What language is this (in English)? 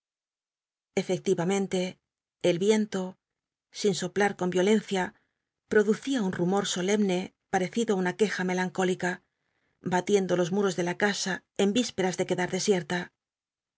Spanish